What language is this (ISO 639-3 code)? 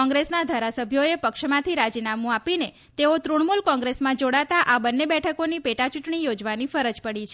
guj